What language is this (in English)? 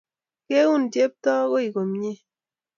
Kalenjin